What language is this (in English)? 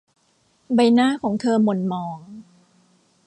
Thai